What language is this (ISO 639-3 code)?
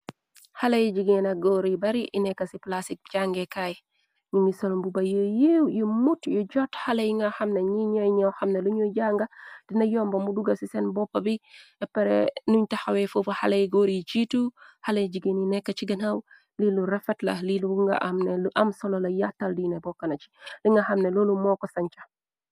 wol